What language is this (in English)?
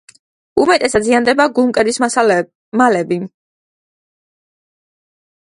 Georgian